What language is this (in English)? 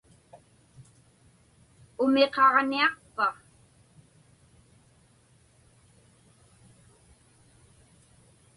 Inupiaq